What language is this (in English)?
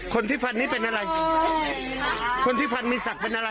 Thai